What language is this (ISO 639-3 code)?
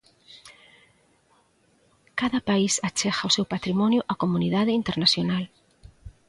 glg